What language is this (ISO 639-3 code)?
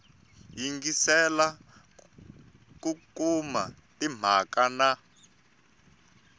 tso